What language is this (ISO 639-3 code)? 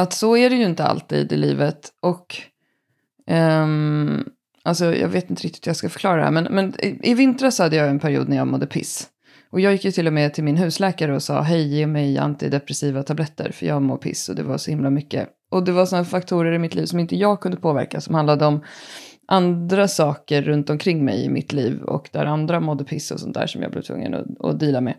swe